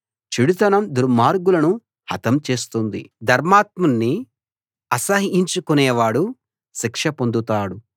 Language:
Telugu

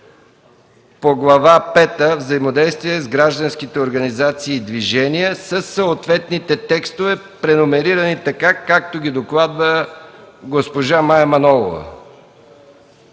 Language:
Bulgarian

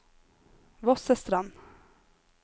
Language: Norwegian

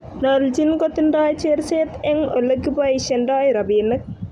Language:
Kalenjin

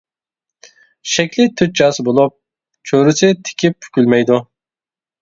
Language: Uyghur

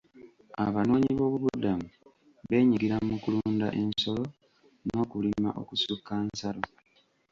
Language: Ganda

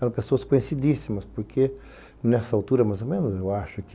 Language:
Portuguese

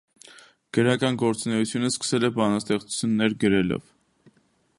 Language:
Armenian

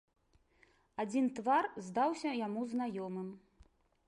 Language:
Belarusian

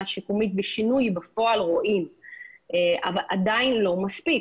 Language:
Hebrew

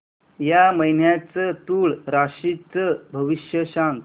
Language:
Marathi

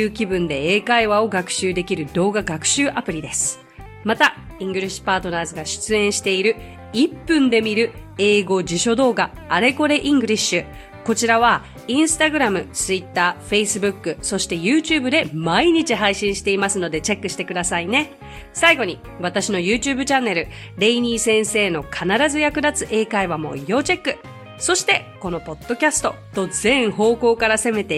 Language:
Japanese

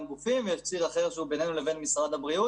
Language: Hebrew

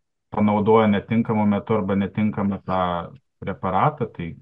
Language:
Lithuanian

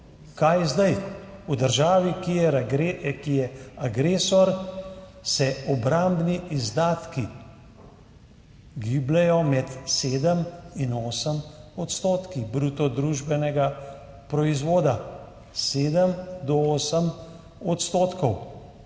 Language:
Slovenian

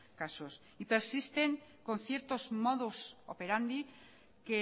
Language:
Spanish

